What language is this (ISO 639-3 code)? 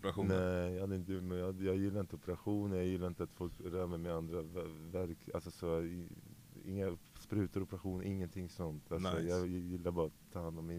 swe